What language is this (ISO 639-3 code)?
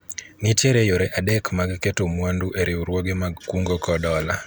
luo